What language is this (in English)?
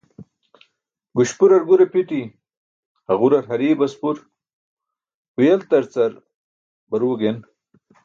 Burushaski